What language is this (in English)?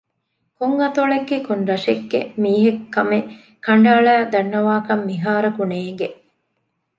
Divehi